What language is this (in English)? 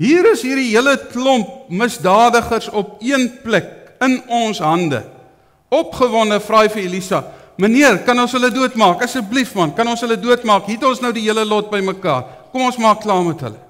Dutch